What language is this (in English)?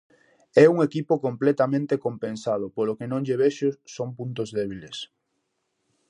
Galician